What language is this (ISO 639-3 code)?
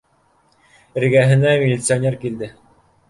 bak